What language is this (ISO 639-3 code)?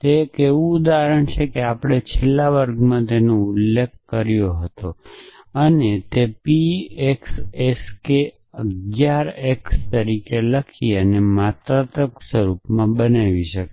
guj